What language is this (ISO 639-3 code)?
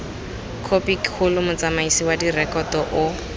tsn